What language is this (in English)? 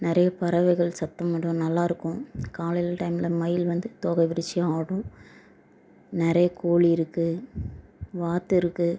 Tamil